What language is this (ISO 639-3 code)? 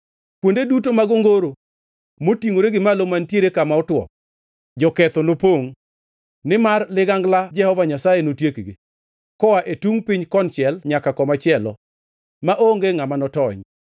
luo